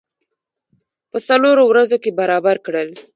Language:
Pashto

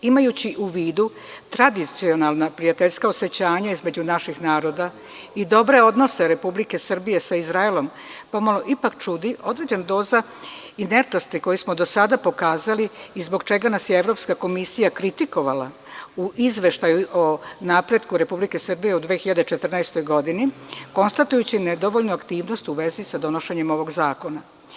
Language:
Serbian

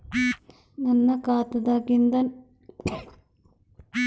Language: Kannada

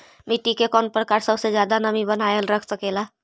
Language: Magahi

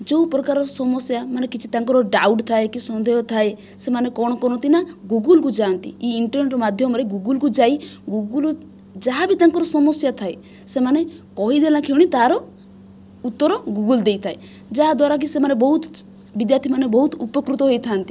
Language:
Odia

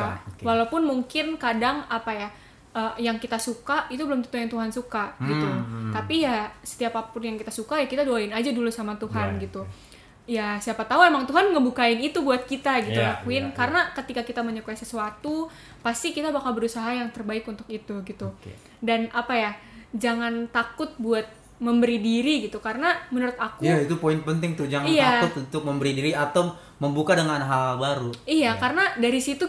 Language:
Indonesian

